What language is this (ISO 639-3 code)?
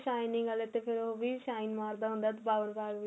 pan